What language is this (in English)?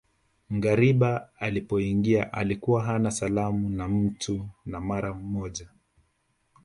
Swahili